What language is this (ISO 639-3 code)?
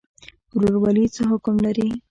pus